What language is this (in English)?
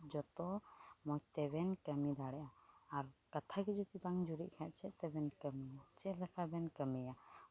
Santali